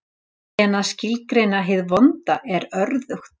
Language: Icelandic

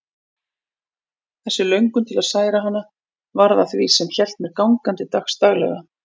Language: Icelandic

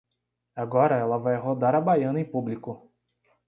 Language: Portuguese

